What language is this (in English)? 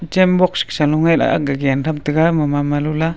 Wancho Naga